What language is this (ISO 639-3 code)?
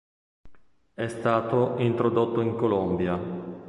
ita